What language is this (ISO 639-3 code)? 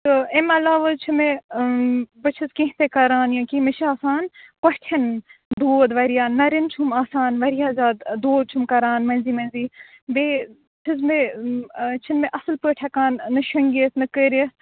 kas